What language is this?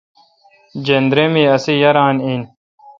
Kalkoti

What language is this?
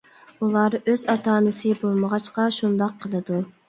Uyghur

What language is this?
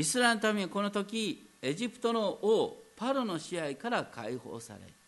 Japanese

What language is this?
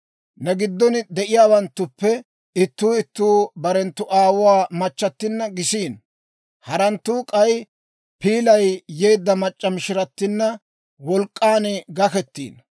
Dawro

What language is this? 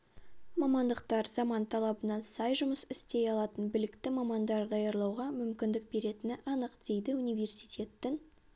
Kazakh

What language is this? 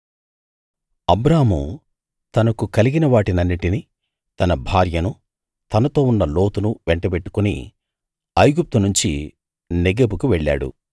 Telugu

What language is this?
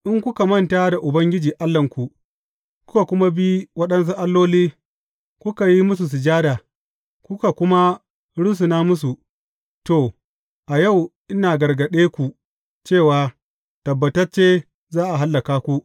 Hausa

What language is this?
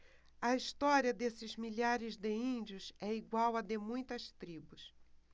Portuguese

